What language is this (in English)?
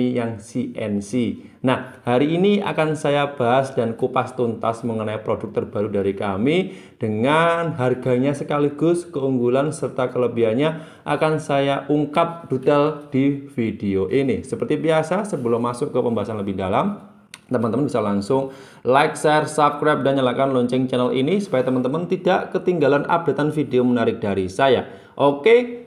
Indonesian